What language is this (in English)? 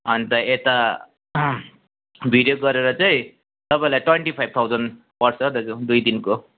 Nepali